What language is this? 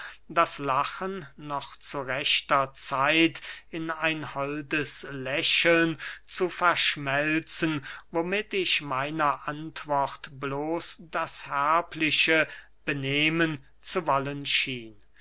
German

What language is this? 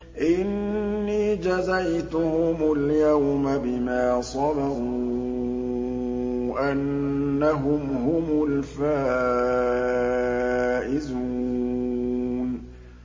Arabic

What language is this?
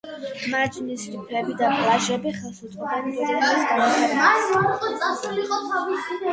Georgian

